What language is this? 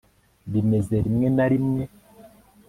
Kinyarwanda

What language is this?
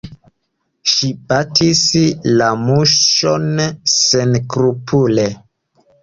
Esperanto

